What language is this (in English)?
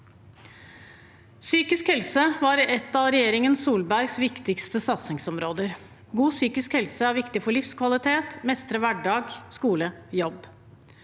Norwegian